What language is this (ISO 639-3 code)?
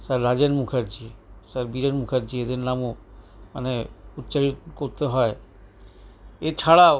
ben